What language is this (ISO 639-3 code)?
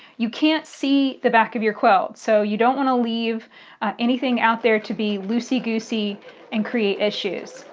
eng